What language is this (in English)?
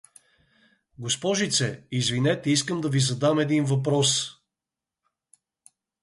Bulgarian